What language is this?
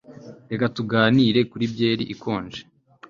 Kinyarwanda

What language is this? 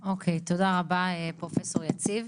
Hebrew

